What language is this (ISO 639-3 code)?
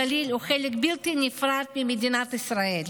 heb